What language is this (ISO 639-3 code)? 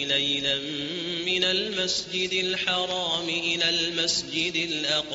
ara